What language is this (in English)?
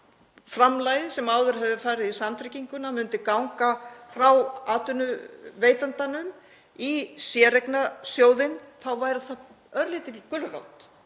Icelandic